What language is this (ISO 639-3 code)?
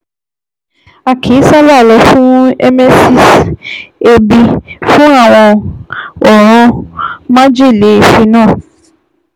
yor